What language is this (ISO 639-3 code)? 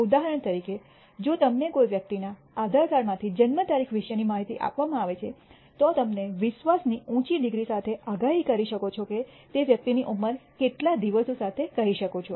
guj